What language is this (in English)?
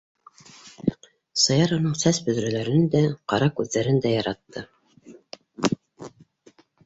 Bashkir